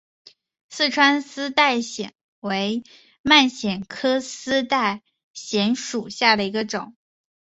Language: Chinese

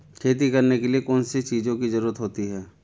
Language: Hindi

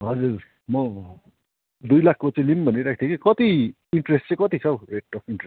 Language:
Nepali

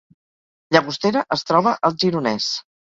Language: Catalan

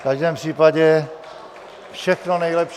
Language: Czech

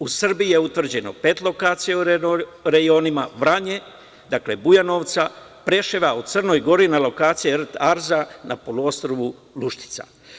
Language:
Serbian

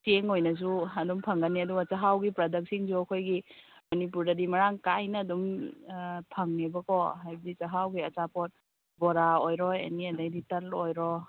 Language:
Manipuri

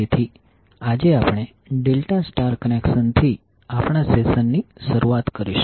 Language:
Gujarati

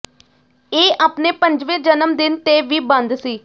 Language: Punjabi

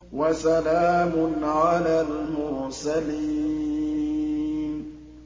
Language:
Arabic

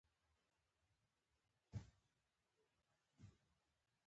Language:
Pashto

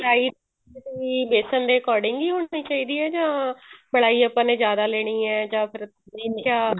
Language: Punjabi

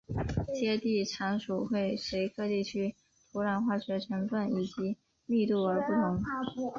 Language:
Chinese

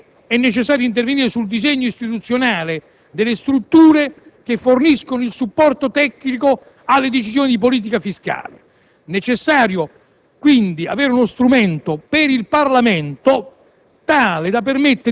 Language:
Italian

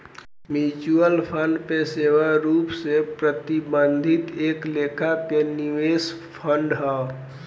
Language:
Bhojpuri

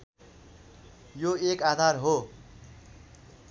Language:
Nepali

